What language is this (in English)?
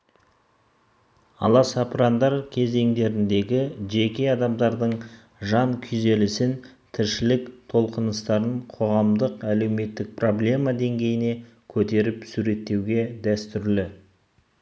Kazakh